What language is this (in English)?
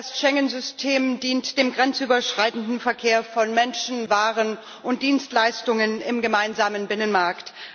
German